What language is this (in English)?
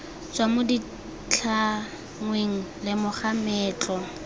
Tswana